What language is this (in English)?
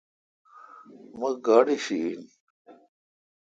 Kalkoti